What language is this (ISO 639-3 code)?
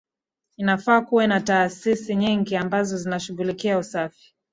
swa